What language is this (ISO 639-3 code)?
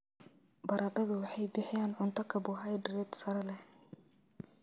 som